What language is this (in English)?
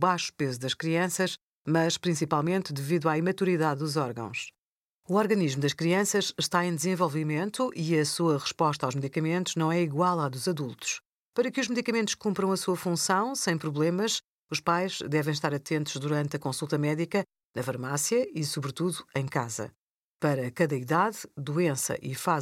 Portuguese